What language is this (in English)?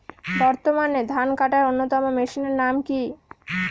Bangla